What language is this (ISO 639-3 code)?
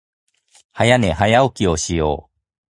jpn